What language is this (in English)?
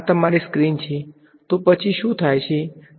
Gujarati